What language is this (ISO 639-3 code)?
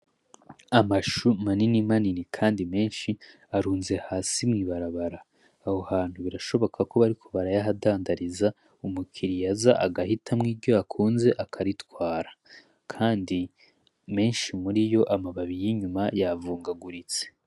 run